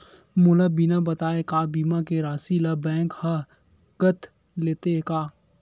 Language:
Chhattisgarhi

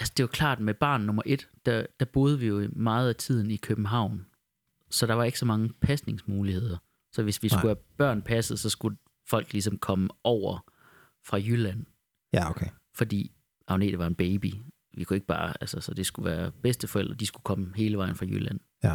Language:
Danish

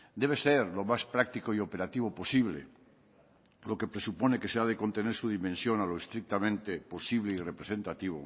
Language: Spanish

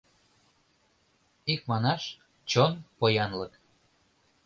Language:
Mari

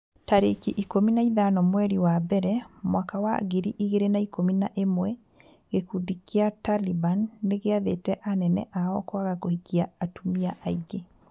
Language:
Kikuyu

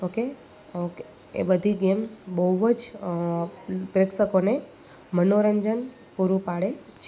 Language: Gujarati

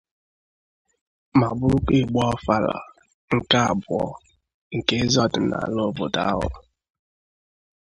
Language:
Igbo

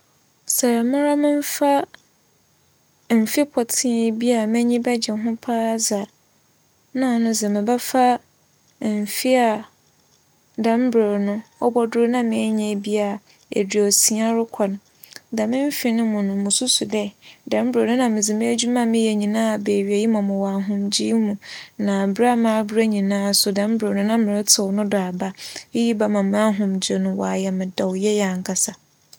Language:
Akan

